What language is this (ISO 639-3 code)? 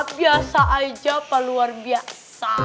ind